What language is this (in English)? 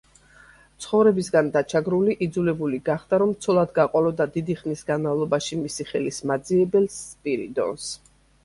Georgian